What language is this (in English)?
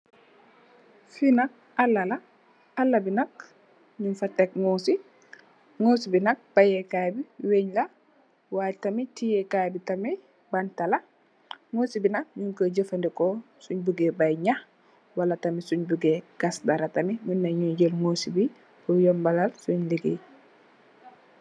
Wolof